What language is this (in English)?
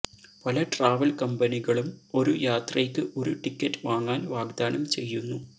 Malayalam